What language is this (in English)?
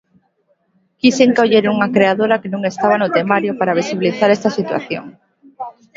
Galician